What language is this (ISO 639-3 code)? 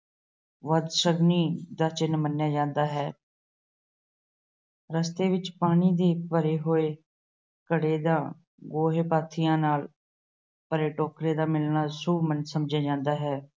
pan